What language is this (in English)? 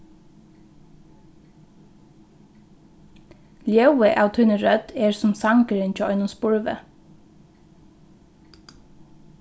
Faroese